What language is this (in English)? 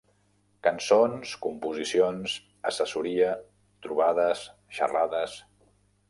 Catalan